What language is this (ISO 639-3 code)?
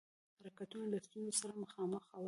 pus